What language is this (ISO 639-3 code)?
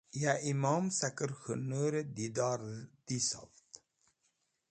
wbl